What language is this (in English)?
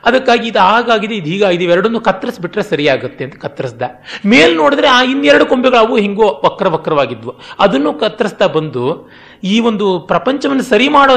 Kannada